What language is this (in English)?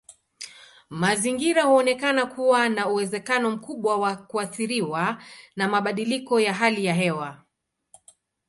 Swahili